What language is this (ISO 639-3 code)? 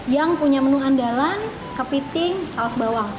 ind